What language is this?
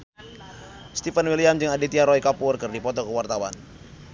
Sundanese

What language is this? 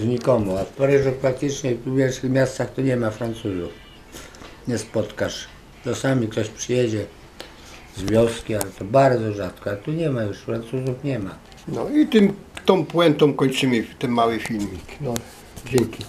Polish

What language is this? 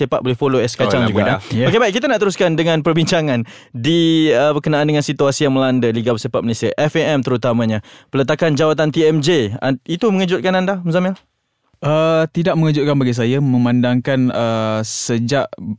Malay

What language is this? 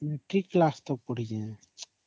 Odia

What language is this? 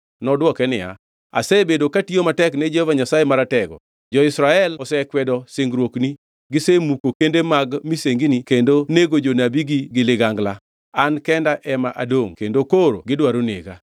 Luo (Kenya and Tanzania)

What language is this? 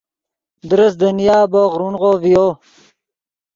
Yidgha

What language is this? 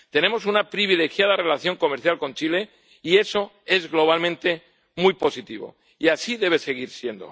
Spanish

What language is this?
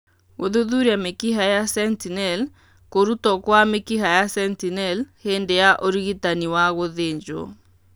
Kikuyu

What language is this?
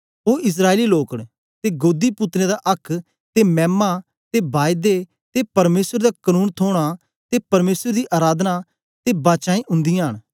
Dogri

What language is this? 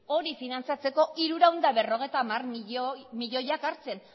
Basque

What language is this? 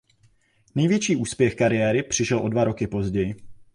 Czech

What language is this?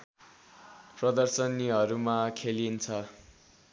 Nepali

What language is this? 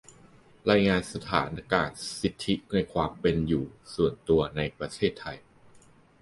Thai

